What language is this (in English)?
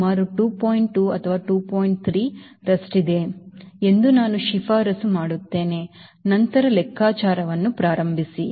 Kannada